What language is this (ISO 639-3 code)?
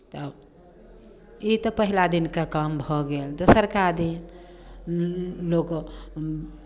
mai